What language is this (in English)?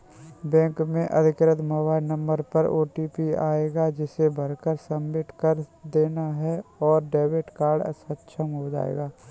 Hindi